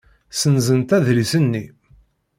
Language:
Kabyle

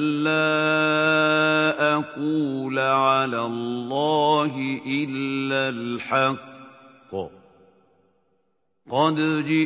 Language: Arabic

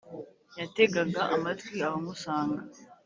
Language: Kinyarwanda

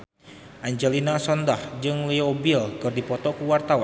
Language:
Sundanese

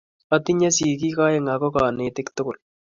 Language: Kalenjin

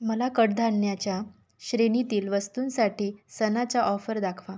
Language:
Marathi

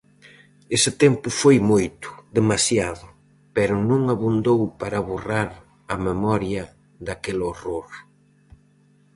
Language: Galician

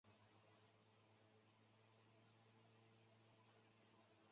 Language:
Chinese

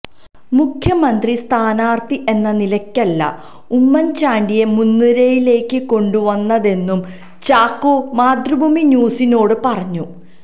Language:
Malayalam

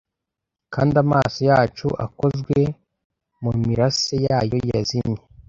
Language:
Kinyarwanda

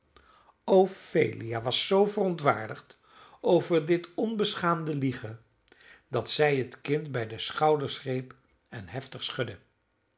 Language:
Dutch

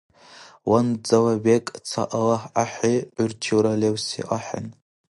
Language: Dargwa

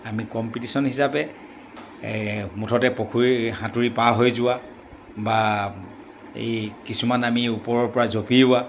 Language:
Assamese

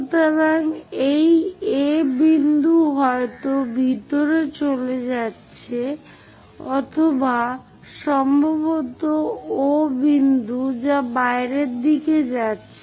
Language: Bangla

